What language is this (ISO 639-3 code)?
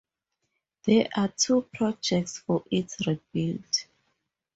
eng